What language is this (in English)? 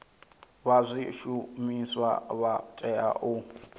Venda